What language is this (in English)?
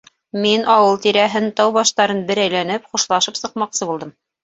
Bashkir